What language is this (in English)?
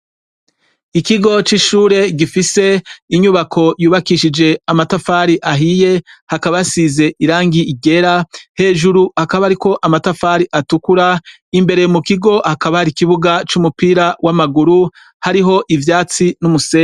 Rundi